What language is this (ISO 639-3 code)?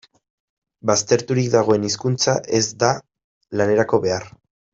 eus